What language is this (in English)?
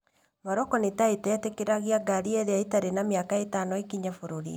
Kikuyu